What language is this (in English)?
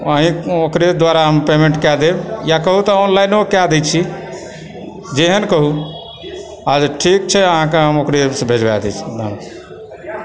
Maithili